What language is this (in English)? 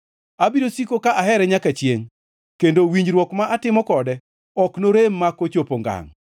Luo (Kenya and Tanzania)